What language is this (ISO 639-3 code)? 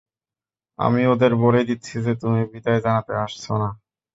ben